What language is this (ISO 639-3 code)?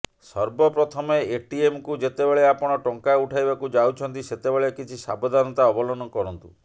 ori